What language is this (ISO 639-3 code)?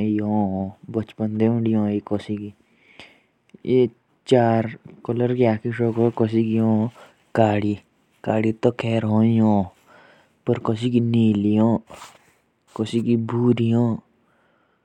jns